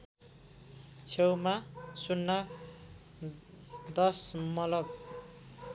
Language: Nepali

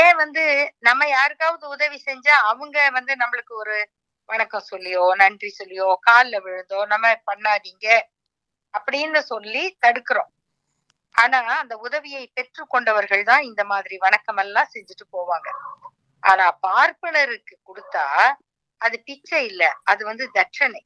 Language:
Tamil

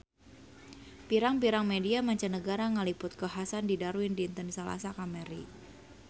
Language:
Sundanese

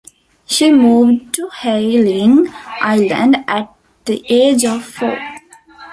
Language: English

